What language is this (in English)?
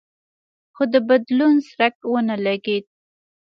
Pashto